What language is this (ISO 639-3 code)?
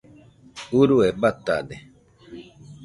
hux